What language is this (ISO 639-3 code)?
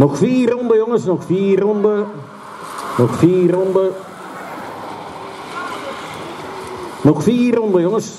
nld